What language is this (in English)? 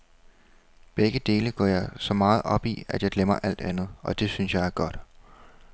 Danish